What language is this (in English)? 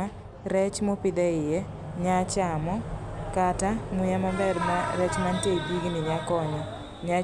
Luo (Kenya and Tanzania)